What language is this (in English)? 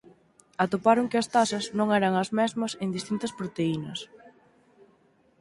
Galician